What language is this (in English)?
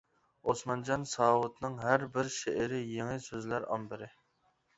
Uyghur